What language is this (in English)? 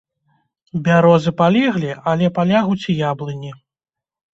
Belarusian